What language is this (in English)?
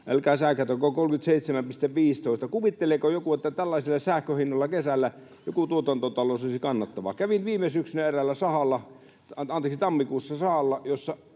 Finnish